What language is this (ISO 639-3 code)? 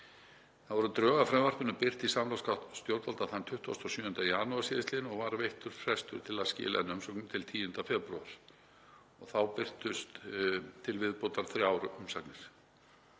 isl